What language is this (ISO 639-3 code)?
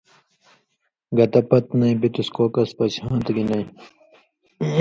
mvy